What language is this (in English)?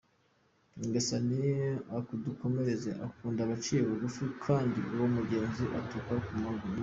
Kinyarwanda